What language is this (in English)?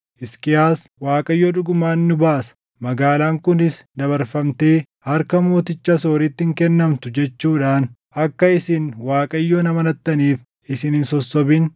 Oromo